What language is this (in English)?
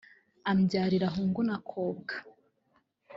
Kinyarwanda